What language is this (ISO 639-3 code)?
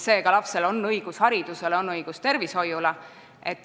est